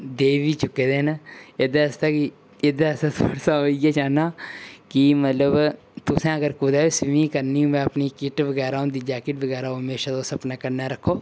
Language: Dogri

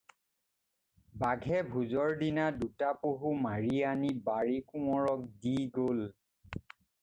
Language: Assamese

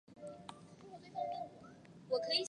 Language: Chinese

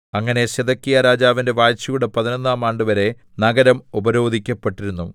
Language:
Malayalam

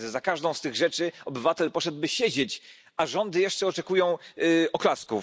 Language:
Polish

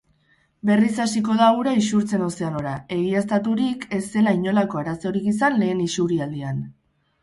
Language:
Basque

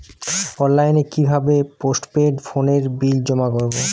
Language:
Bangla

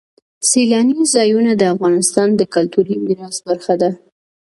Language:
Pashto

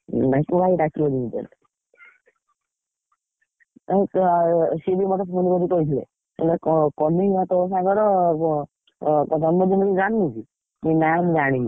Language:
Odia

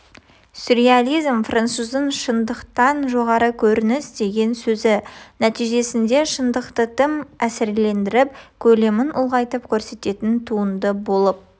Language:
Kazakh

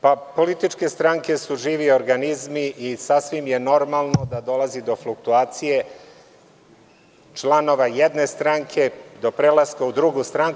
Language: Serbian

